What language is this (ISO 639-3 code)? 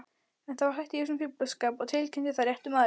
isl